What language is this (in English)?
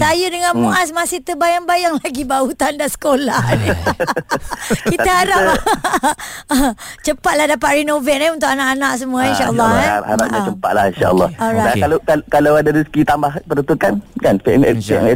Malay